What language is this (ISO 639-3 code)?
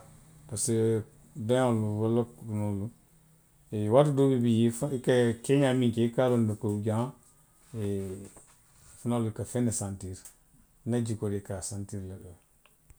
mlq